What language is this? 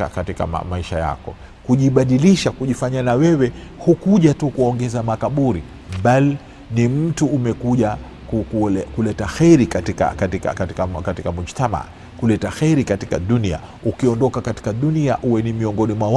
Swahili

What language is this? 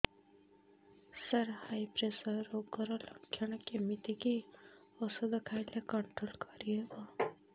Odia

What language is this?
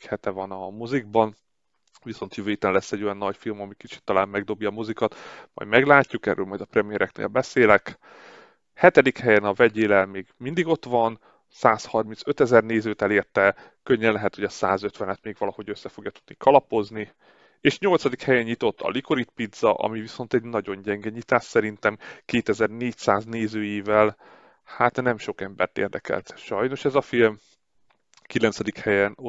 Hungarian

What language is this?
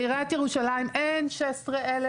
Hebrew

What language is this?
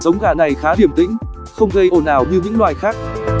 Vietnamese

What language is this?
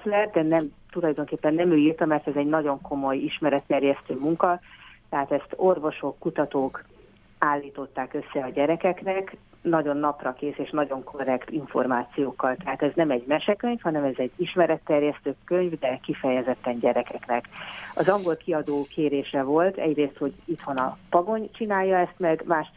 Hungarian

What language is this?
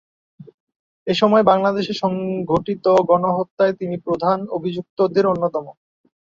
Bangla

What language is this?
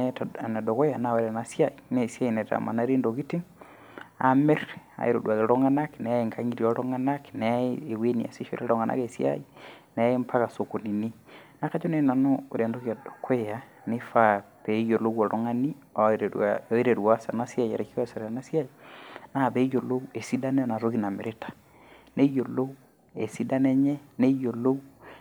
Masai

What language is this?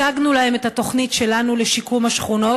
Hebrew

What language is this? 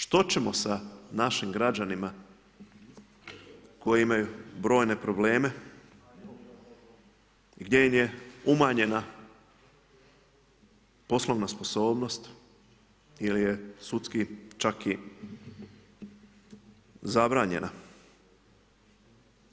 Croatian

